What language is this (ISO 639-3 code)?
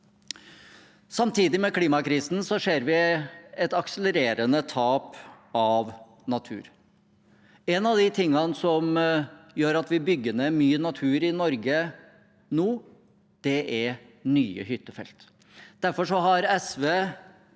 nor